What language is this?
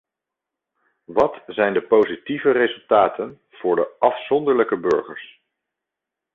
Dutch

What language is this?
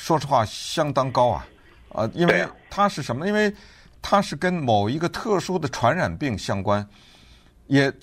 Chinese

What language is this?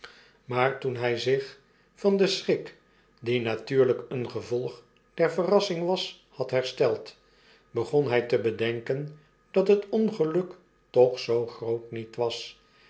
Dutch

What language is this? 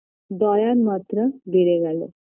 Bangla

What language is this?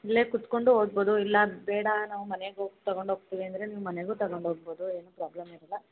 Kannada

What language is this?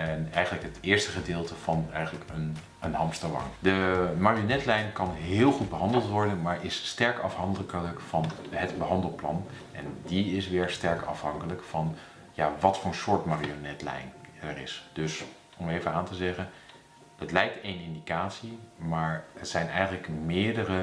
Dutch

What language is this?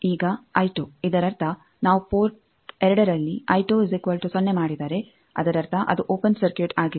Kannada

